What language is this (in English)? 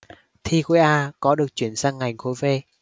Vietnamese